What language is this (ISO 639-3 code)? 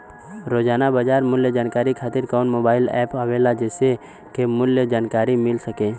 bho